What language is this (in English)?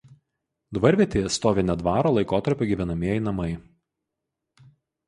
Lithuanian